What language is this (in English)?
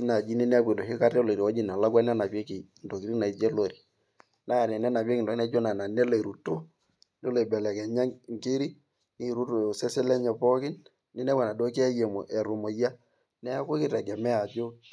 Masai